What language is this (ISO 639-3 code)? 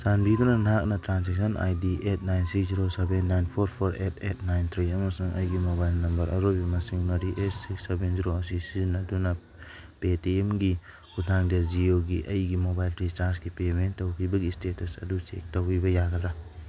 mni